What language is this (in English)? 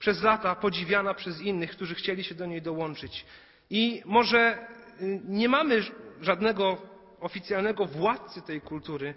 Polish